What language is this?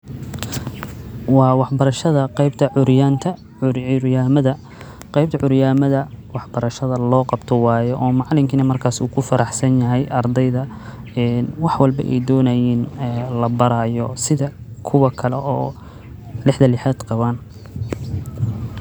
Somali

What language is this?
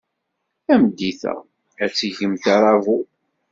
Kabyle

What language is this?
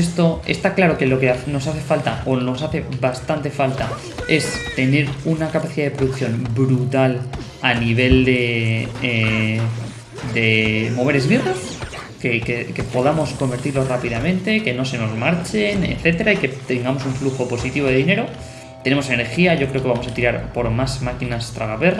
Spanish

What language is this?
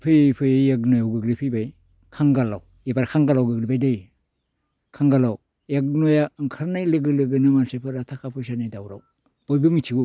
Bodo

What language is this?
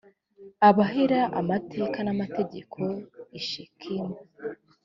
Kinyarwanda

